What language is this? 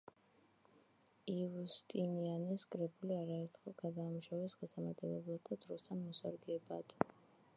Georgian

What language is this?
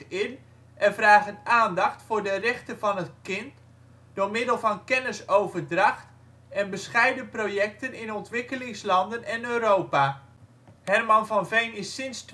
Dutch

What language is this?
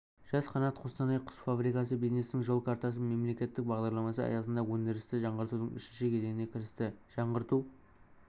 Kazakh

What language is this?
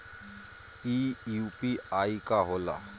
Bhojpuri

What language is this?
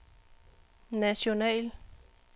Danish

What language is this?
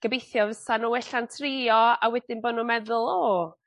Welsh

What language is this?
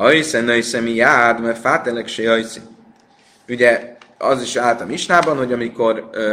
Hungarian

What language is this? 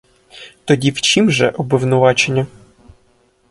Ukrainian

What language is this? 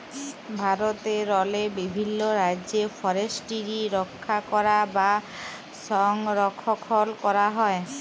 Bangla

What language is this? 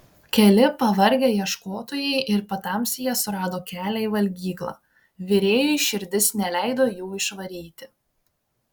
Lithuanian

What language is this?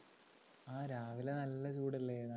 Malayalam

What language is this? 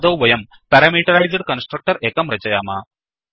Sanskrit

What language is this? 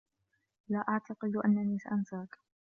Arabic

